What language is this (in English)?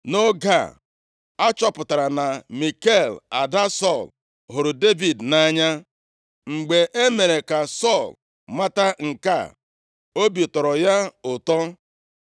Igbo